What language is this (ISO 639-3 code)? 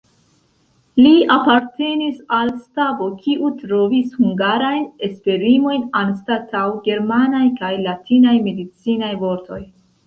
epo